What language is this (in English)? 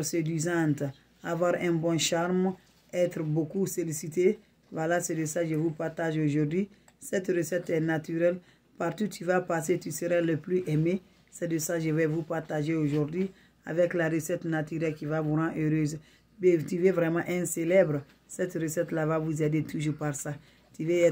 French